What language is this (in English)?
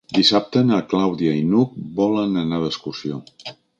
Catalan